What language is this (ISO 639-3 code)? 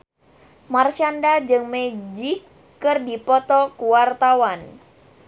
sun